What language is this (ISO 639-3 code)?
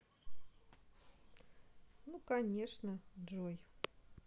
rus